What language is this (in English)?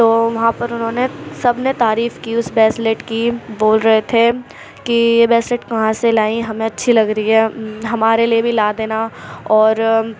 Urdu